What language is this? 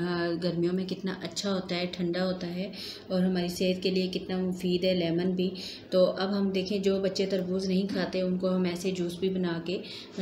Hindi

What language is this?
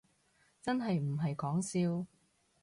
Cantonese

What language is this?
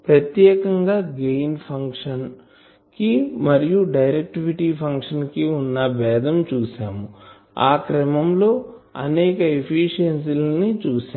Telugu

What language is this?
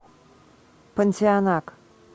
Russian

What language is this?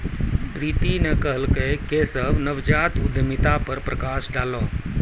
Maithili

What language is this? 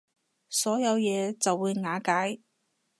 Cantonese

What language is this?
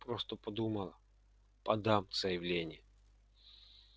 Russian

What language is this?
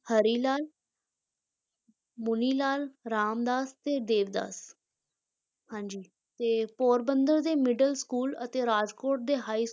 Punjabi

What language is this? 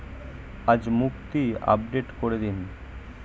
Bangla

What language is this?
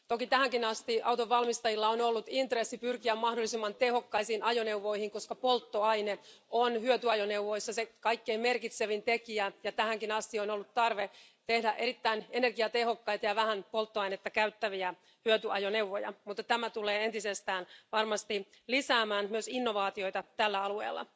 Finnish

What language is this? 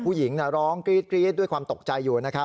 Thai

